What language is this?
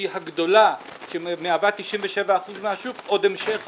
Hebrew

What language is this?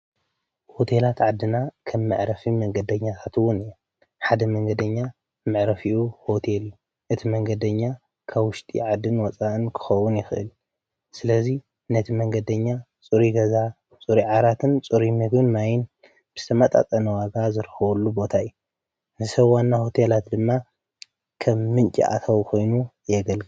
Tigrinya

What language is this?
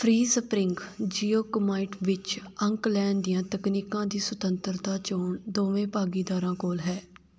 Punjabi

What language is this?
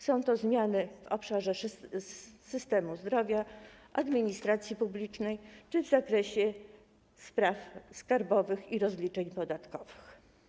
Polish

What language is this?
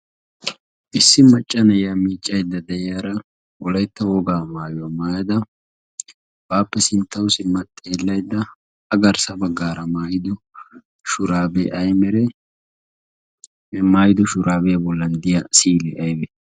Wolaytta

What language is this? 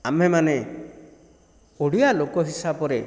Odia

